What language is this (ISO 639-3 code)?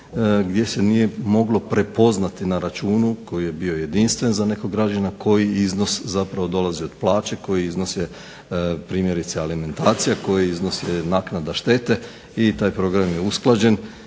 hrv